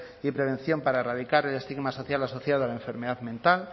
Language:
Spanish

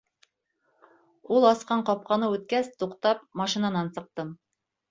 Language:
Bashkir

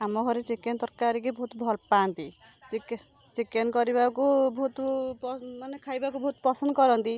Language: Odia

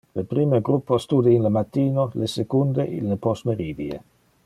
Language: Interlingua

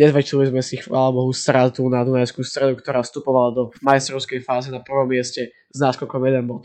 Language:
Slovak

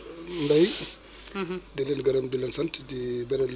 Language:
Wolof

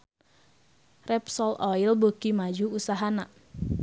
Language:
Sundanese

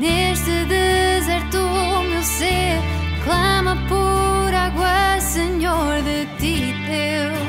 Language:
Portuguese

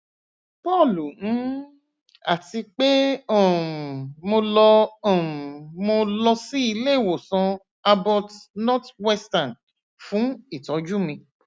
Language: Yoruba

